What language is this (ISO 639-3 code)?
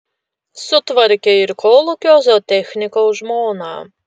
lit